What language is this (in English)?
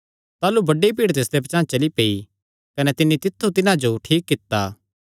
Kangri